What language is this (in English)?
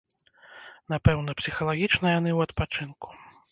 Belarusian